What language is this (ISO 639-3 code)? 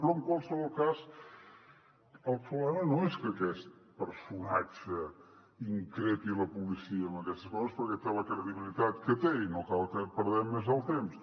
cat